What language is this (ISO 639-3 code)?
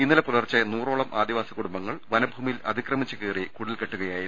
mal